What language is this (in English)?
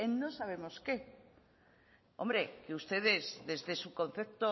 Spanish